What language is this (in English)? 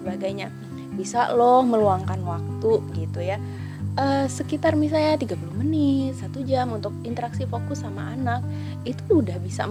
Indonesian